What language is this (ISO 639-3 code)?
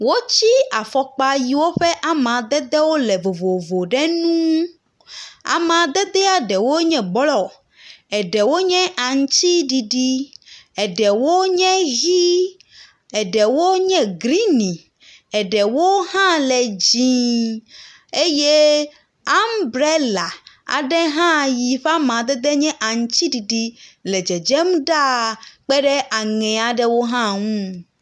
ewe